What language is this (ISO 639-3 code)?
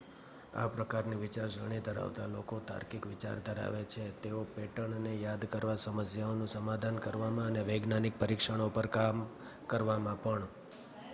guj